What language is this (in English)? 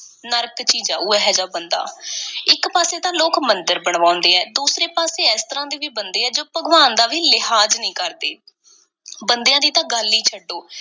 Punjabi